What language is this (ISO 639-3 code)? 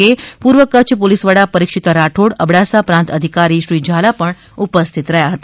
guj